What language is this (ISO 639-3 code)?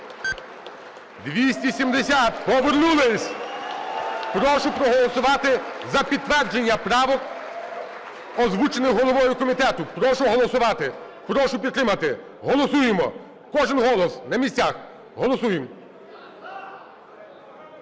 ukr